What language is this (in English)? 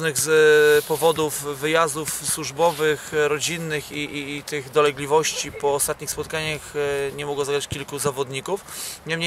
Polish